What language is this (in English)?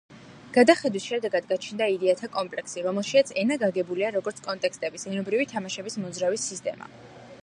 Georgian